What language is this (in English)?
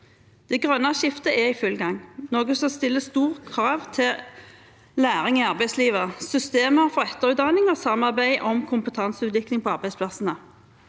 Norwegian